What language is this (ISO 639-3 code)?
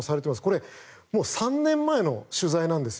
jpn